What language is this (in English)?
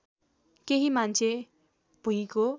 Nepali